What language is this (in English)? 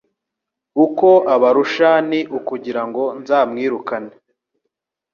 Kinyarwanda